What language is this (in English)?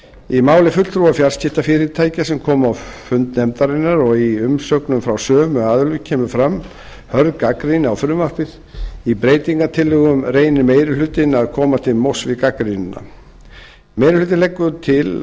Icelandic